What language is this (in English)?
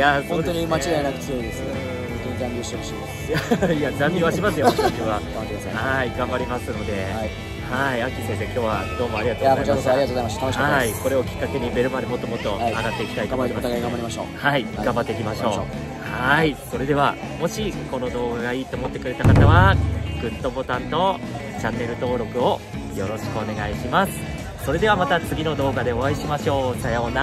Japanese